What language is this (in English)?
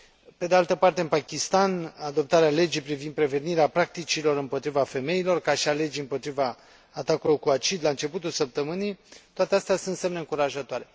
Romanian